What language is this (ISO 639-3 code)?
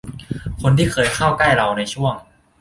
tha